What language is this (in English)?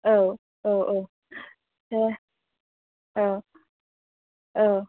Bodo